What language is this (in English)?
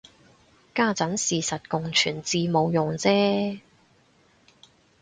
Cantonese